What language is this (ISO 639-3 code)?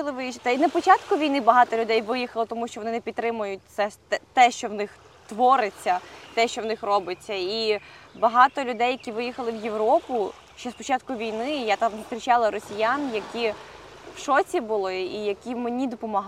ukr